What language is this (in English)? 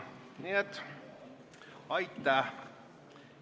Estonian